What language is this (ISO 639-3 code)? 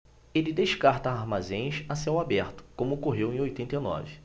por